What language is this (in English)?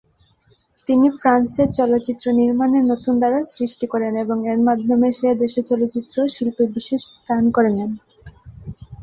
Bangla